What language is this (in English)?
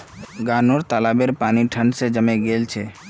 Magahi